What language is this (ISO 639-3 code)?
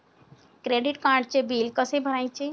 mar